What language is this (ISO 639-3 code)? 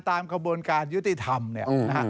tha